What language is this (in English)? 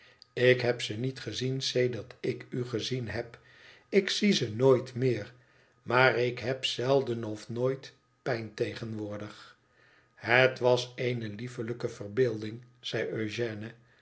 Dutch